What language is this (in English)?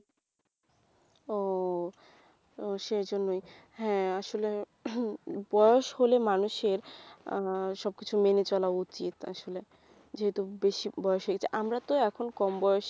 Bangla